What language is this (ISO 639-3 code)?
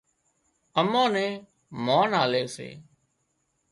kxp